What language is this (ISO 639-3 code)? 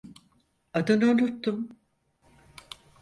tur